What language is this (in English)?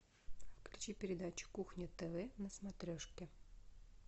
Russian